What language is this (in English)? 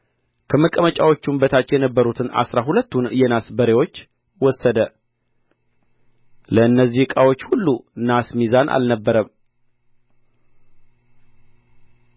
Amharic